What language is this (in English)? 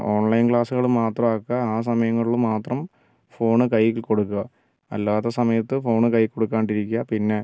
Malayalam